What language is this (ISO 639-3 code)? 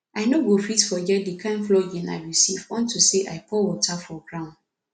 pcm